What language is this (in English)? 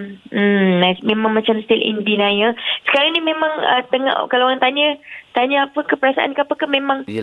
Malay